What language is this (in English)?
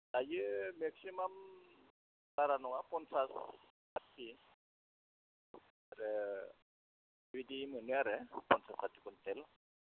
Bodo